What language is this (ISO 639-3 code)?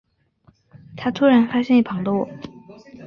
zho